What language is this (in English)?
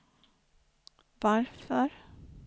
Swedish